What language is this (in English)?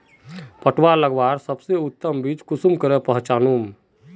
Magahi